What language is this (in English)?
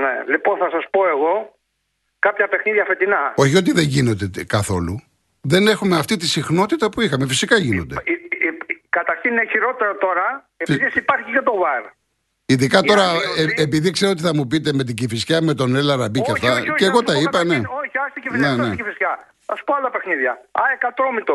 Greek